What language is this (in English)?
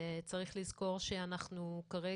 Hebrew